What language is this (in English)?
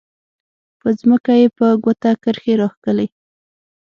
Pashto